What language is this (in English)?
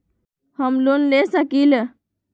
Magahi